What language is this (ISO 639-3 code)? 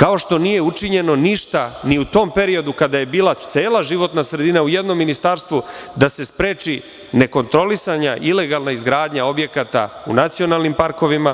srp